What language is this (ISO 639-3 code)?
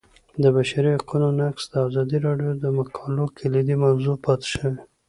pus